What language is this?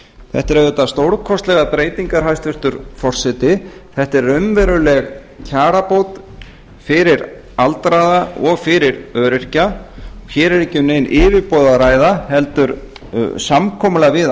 Icelandic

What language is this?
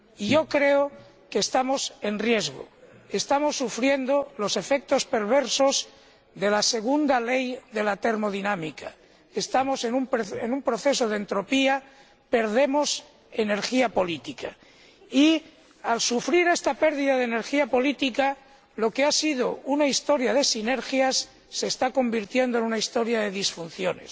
Spanish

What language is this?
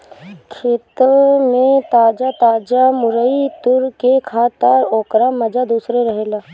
Bhojpuri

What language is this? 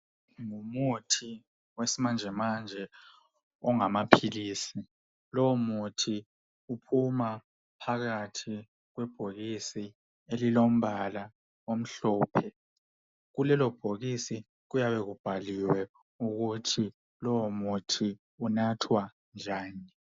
North Ndebele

